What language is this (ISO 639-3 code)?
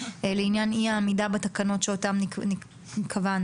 heb